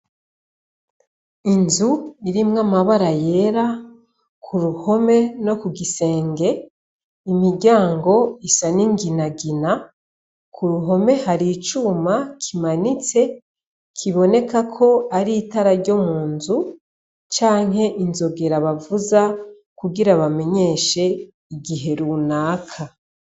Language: Rundi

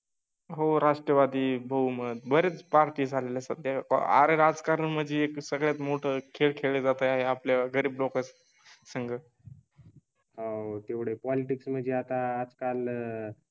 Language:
Marathi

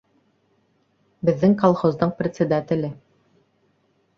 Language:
Bashkir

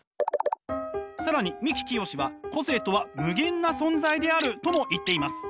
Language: Japanese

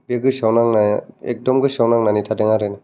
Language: Bodo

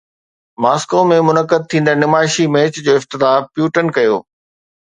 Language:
Sindhi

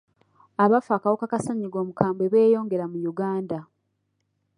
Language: Ganda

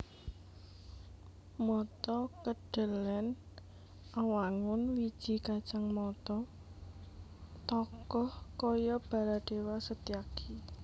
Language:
Javanese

